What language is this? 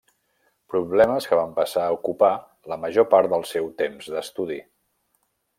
Catalan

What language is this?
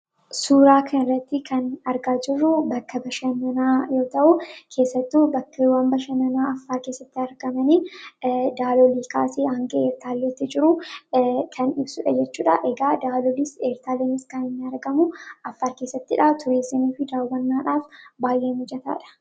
Oromo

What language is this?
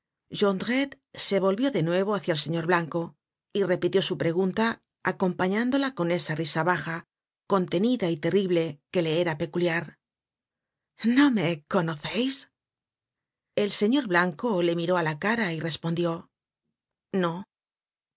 Spanish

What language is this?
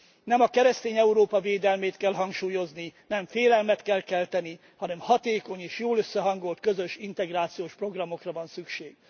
Hungarian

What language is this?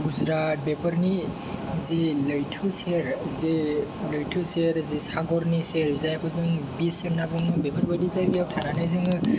Bodo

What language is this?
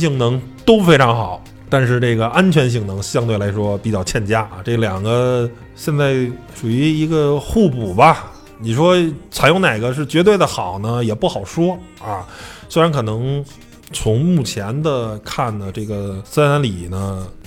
Chinese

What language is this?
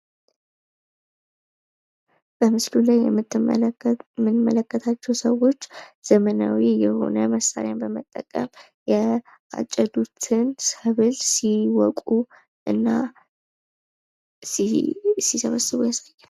Amharic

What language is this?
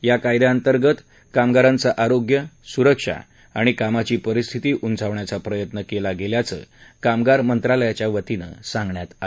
Marathi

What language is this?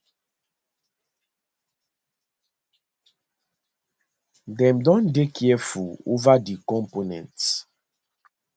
Nigerian Pidgin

